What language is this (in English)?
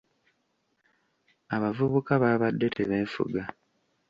Ganda